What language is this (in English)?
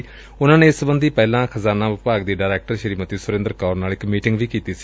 Punjabi